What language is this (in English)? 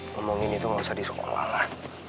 Indonesian